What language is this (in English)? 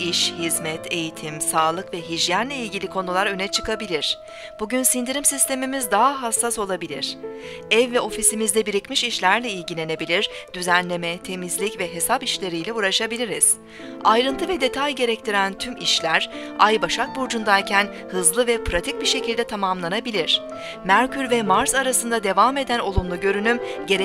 Turkish